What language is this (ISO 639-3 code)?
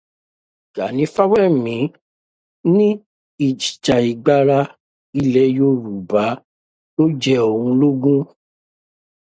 yor